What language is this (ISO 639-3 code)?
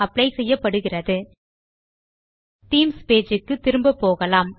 tam